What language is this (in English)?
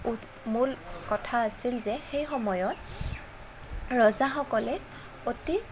Assamese